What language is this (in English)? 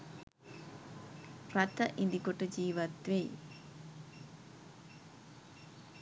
Sinhala